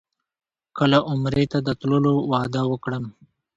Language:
Pashto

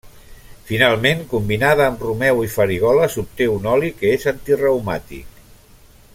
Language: Catalan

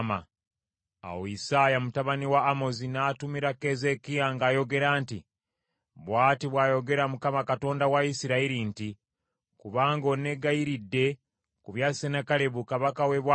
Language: Ganda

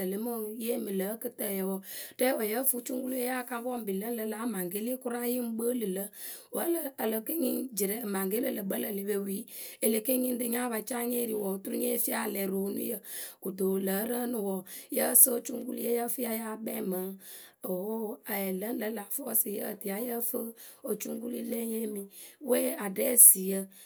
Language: Akebu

